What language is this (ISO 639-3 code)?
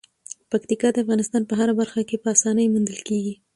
pus